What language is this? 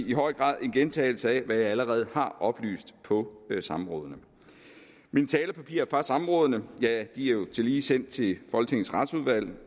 Danish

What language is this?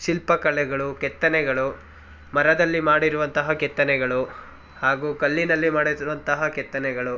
Kannada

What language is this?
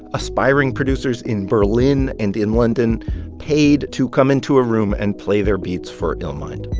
English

